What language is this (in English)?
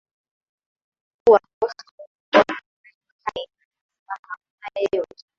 Swahili